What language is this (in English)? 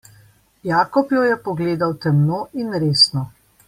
Slovenian